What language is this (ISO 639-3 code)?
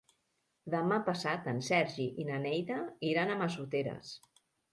cat